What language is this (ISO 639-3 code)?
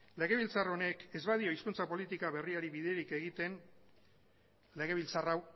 eus